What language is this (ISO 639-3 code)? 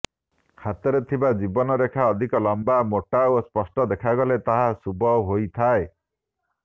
ori